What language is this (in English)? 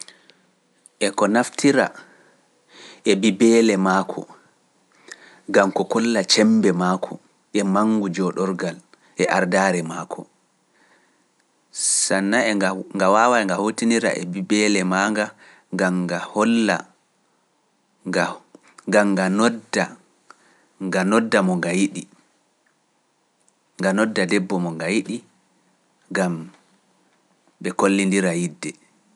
Pular